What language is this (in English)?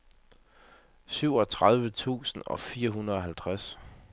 Danish